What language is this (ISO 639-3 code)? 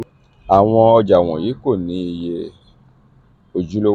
yor